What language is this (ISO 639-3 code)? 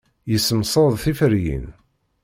kab